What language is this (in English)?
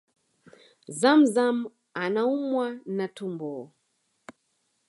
Swahili